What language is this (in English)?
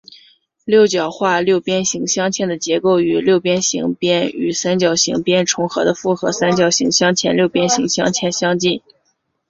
Chinese